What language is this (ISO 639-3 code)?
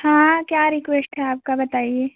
hin